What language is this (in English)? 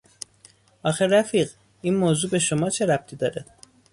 Persian